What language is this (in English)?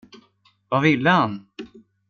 Swedish